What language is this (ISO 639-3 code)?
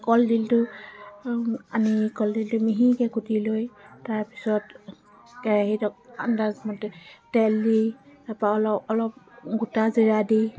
asm